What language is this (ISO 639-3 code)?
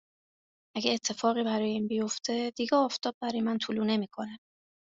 fas